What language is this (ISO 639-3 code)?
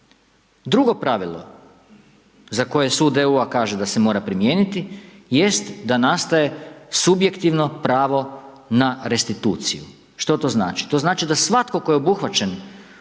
hrv